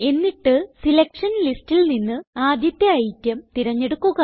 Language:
Malayalam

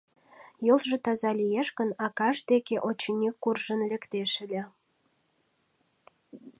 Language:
Mari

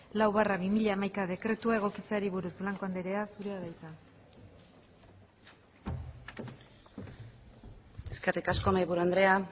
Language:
Basque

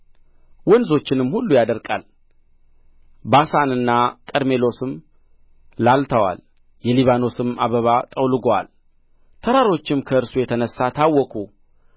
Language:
Amharic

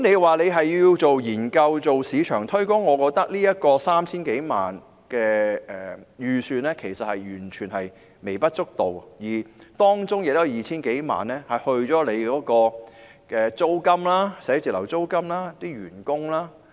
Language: Cantonese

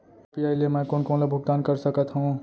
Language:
Chhattisgarhi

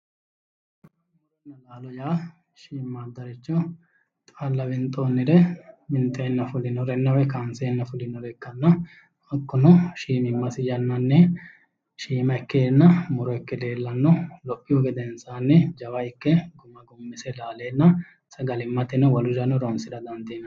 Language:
Sidamo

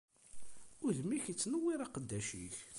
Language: Kabyle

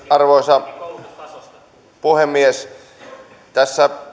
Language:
Finnish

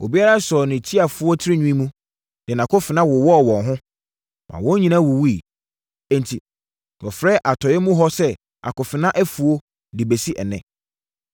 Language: Akan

